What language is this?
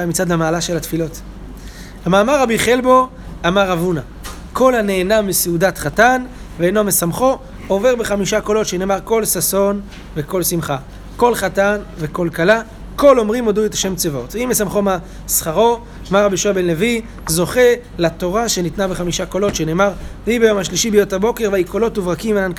Hebrew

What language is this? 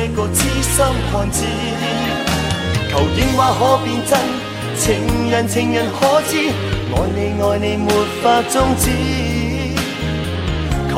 Chinese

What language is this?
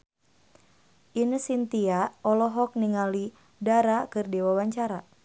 Sundanese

